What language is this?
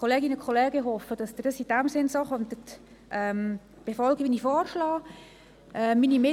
Swiss German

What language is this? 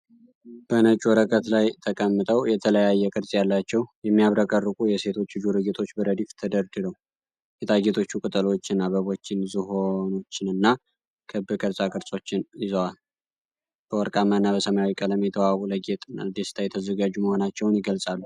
Amharic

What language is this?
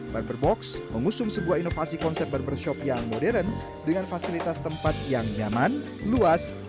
Indonesian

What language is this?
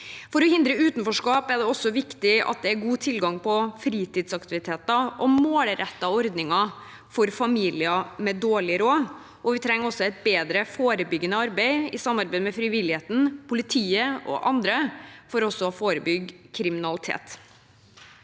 Norwegian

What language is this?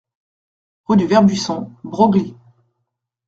French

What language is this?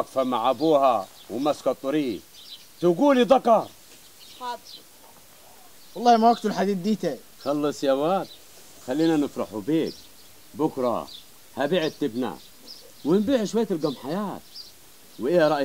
Arabic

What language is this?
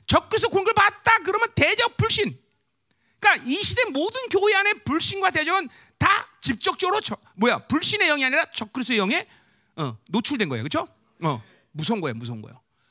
Korean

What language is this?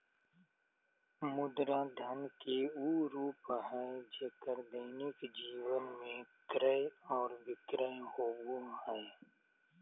Magahi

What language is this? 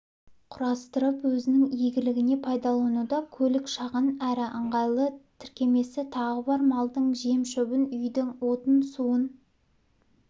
Kazakh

